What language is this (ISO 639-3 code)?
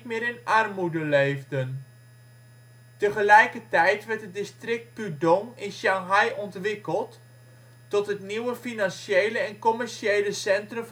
nld